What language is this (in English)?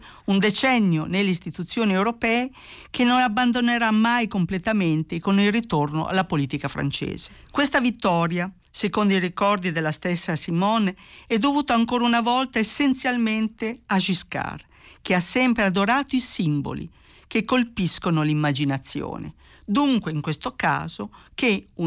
Italian